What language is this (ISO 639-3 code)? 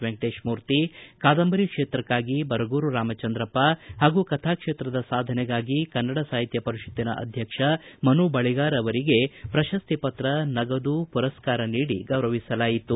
kan